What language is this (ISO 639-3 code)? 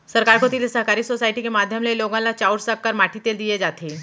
hne